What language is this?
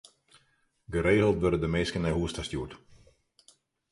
Western Frisian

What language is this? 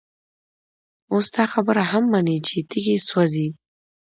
Pashto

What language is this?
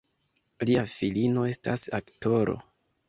Esperanto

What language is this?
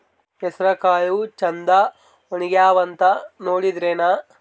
Kannada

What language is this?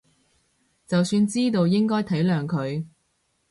Cantonese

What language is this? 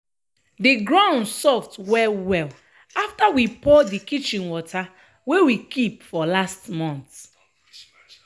Nigerian Pidgin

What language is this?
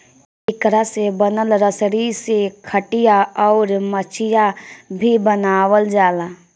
Bhojpuri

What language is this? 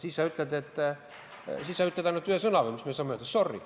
Estonian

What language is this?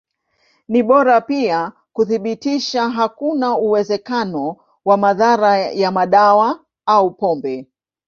Swahili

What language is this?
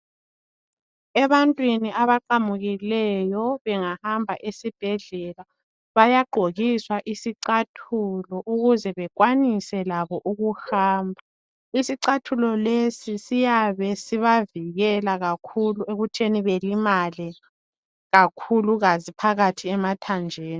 North Ndebele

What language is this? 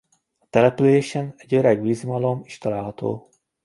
Hungarian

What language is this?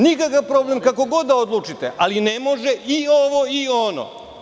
Serbian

